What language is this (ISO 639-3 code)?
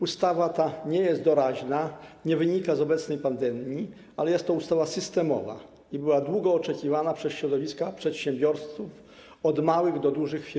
pol